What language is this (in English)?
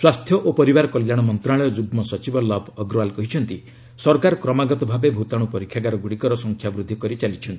Odia